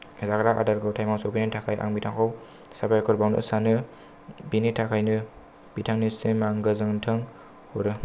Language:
Bodo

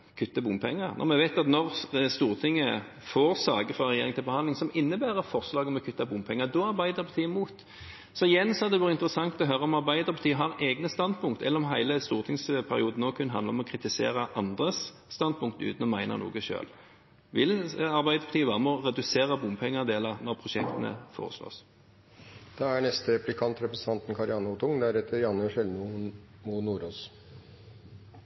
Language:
Norwegian Bokmål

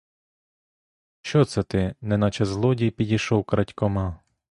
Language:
Ukrainian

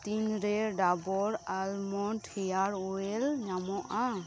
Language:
Santali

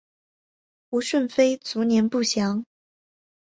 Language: Chinese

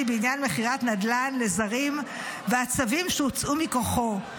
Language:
Hebrew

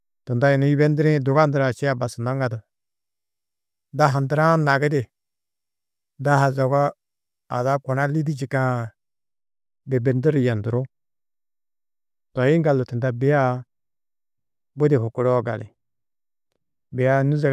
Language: Tedaga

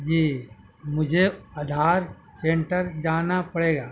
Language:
Urdu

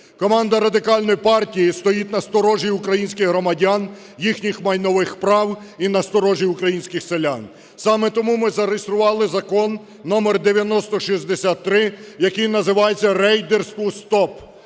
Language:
Ukrainian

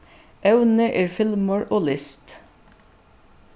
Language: Faroese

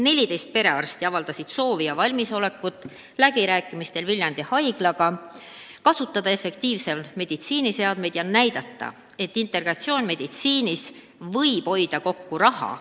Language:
Estonian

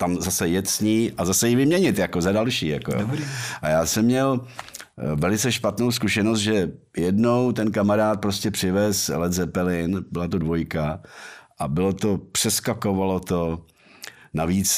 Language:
Czech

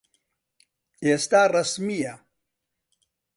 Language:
Central Kurdish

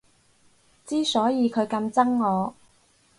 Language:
Cantonese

